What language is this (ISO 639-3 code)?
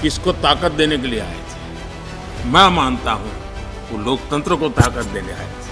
hin